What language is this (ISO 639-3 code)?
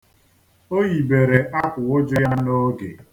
ibo